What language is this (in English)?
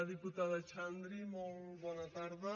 Catalan